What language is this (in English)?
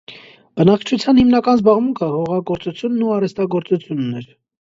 Armenian